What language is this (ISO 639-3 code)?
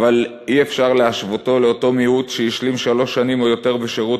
heb